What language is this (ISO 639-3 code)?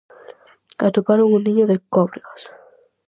glg